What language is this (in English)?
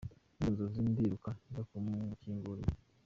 Kinyarwanda